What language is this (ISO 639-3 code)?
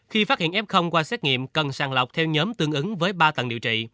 vie